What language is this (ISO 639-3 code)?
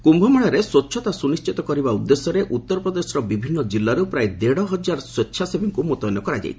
ori